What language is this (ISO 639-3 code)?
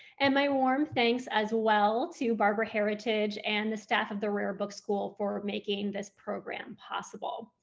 eng